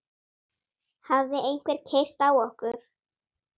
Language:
Icelandic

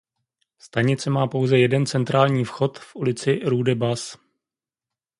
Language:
Czech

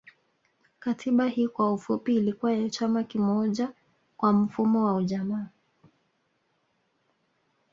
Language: Swahili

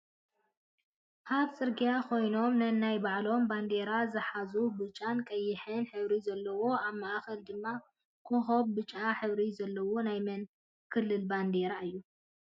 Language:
Tigrinya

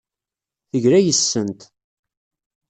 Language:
Kabyle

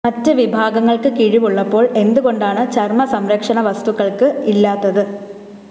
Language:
Malayalam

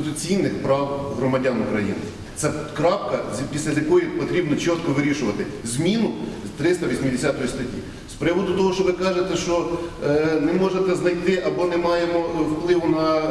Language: Ukrainian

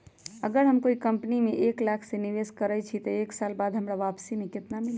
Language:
Magahi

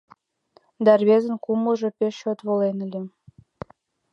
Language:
Mari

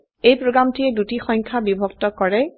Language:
Assamese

